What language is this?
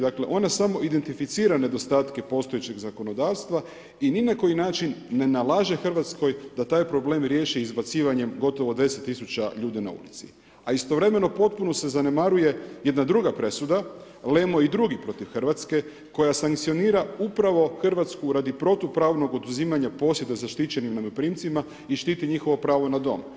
Croatian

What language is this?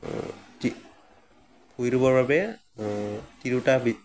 Assamese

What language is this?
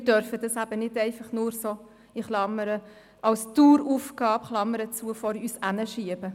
Swiss German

